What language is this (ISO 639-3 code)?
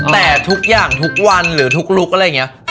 tha